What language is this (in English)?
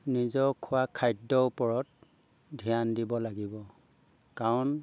Assamese